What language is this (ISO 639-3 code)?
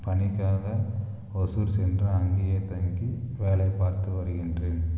tam